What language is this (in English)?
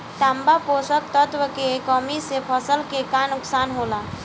Bhojpuri